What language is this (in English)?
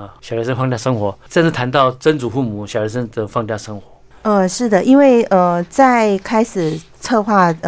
Chinese